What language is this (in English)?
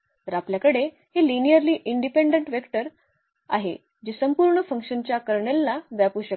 Marathi